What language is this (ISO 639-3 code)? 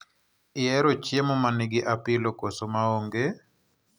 luo